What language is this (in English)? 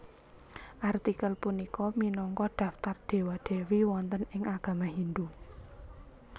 Javanese